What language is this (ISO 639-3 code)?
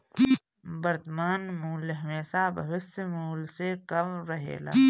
bho